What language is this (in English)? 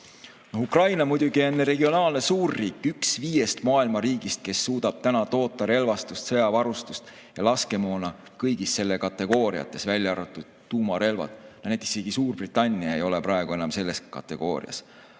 Estonian